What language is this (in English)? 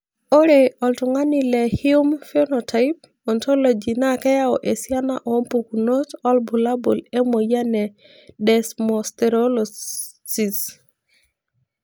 Masai